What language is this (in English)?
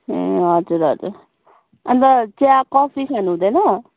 Nepali